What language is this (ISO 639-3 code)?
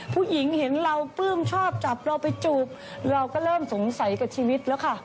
tha